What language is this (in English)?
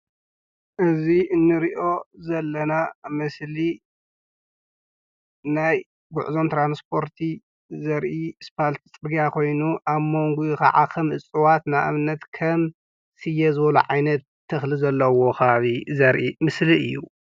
Tigrinya